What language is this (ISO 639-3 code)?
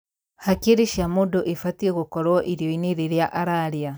kik